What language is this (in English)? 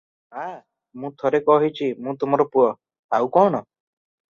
Odia